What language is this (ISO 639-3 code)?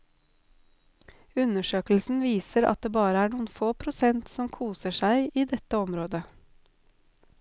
nor